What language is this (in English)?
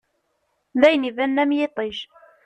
Kabyle